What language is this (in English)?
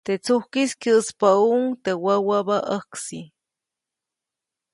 Copainalá Zoque